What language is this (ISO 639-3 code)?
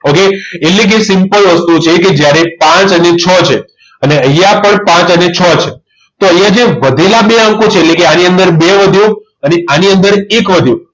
guj